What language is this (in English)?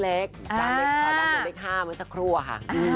Thai